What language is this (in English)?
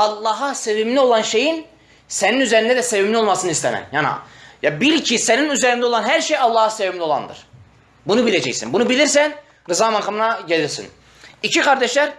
Turkish